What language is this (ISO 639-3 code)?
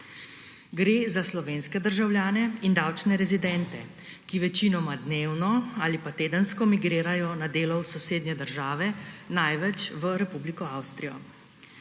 slv